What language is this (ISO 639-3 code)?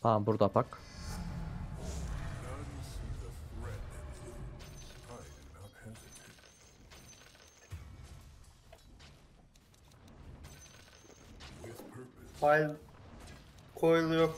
tur